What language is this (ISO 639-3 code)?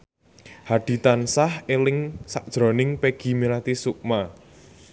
jav